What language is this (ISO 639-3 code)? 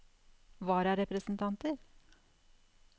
nor